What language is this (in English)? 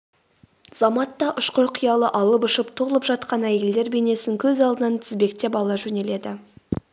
Kazakh